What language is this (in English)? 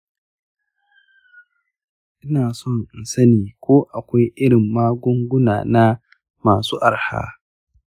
Hausa